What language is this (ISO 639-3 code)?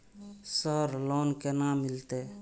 mai